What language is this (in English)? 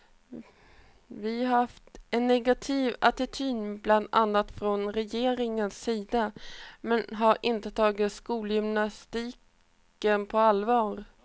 Swedish